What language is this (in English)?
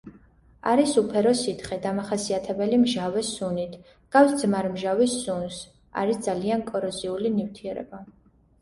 Georgian